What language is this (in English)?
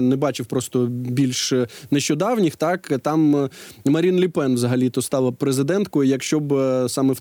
Ukrainian